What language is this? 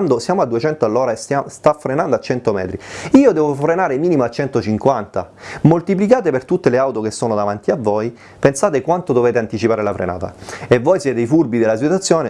Italian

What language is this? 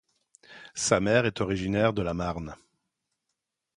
French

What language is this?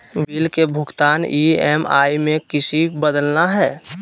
Magahi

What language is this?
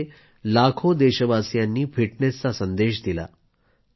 Marathi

